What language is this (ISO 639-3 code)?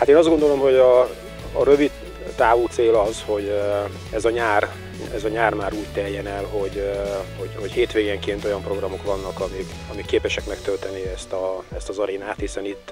hun